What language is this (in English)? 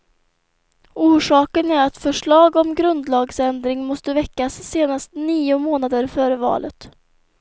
Swedish